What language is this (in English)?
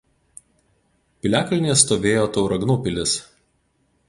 Lithuanian